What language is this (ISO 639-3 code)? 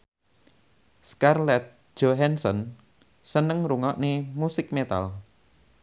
jav